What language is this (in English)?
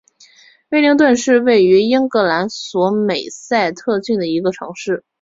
Chinese